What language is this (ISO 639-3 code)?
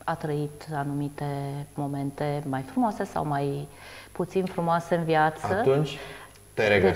ron